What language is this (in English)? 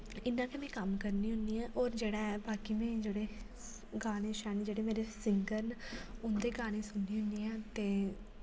Dogri